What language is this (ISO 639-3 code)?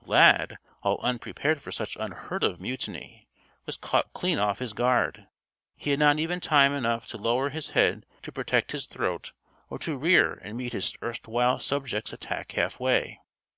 eng